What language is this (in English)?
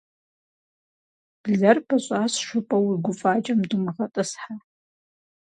Kabardian